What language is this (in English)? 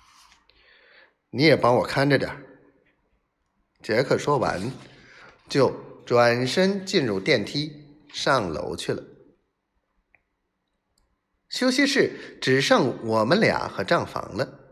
Chinese